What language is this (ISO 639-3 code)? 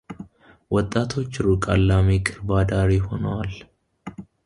amh